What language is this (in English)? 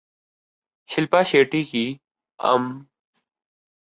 Urdu